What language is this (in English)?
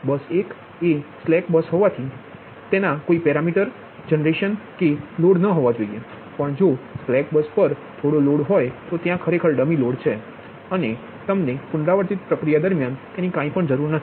Gujarati